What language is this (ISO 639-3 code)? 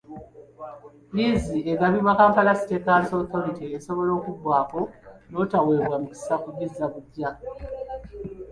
lug